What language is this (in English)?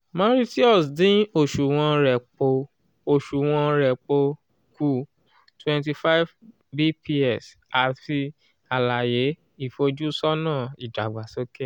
Yoruba